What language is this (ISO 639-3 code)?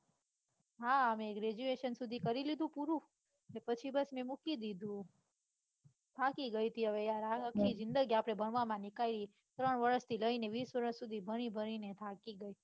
guj